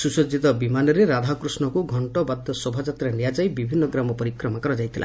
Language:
Odia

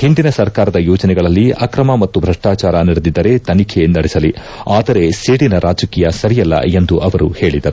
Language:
Kannada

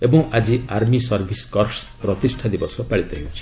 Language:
Odia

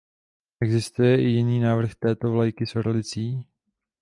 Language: Czech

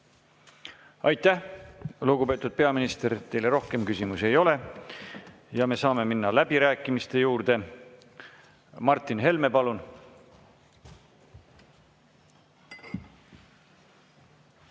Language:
Estonian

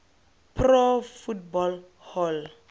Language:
Tswana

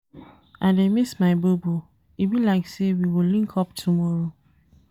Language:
Nigerian Pidgin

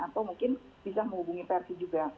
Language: Indonesian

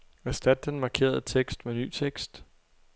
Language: Danish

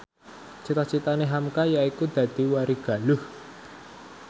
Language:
Javanese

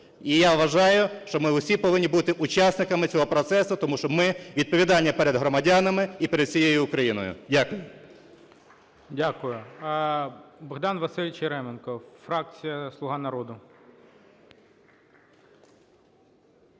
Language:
Ukrainian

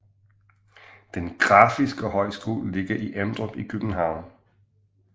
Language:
Danish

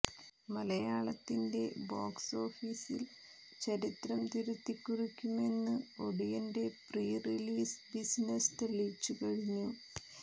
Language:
Malayalam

